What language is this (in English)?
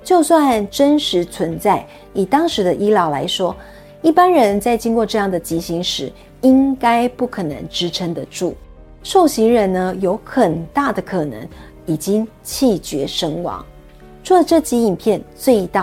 Chinese